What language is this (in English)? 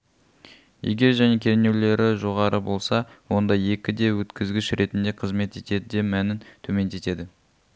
Kazakh